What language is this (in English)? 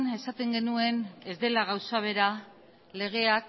Basque